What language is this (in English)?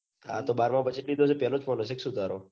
Gujarati